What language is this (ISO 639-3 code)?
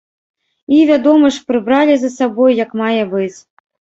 bel